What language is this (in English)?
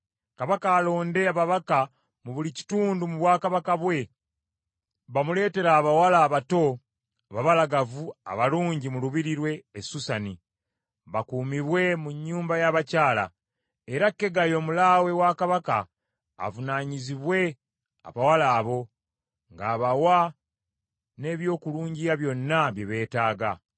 Ganda